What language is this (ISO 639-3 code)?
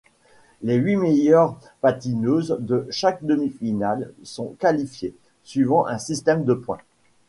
fra